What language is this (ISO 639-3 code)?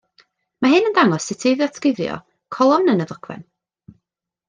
cym